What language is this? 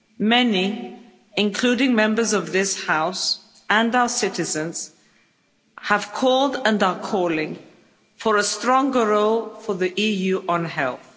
English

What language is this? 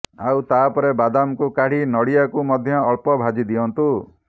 Odia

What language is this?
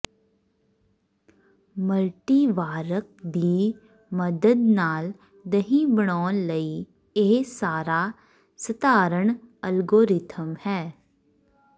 Punjabi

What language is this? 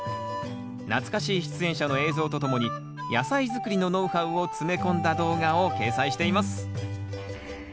Japanese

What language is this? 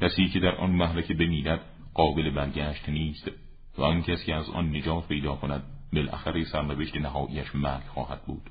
Persian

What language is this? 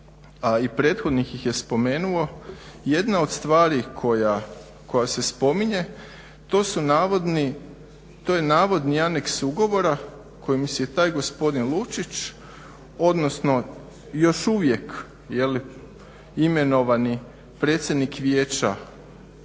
Croatian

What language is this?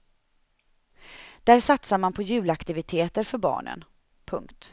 Swedish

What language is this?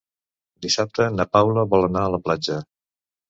Catalan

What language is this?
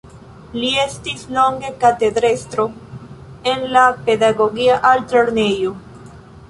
Esperanto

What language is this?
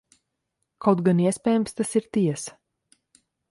Latvian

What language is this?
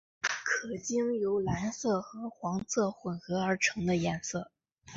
Chinese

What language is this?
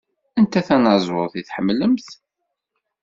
Kabyle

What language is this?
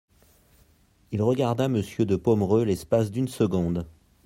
French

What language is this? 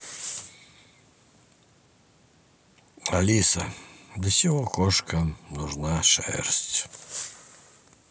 Russian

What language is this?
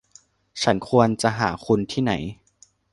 Thai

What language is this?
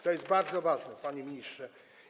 Polish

